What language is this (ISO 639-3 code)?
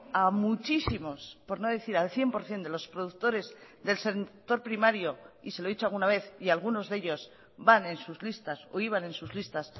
spa